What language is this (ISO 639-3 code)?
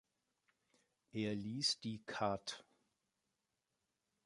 deu